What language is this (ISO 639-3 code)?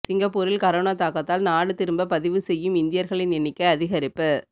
tam